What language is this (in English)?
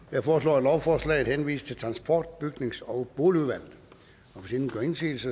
Danish